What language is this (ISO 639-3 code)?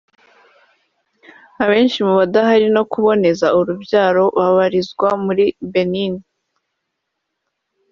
kin